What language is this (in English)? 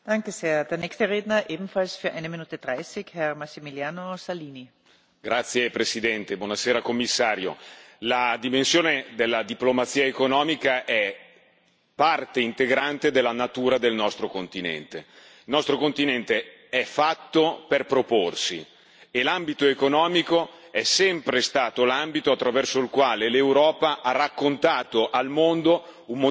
Italian